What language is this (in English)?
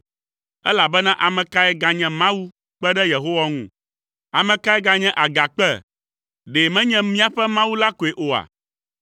Ewe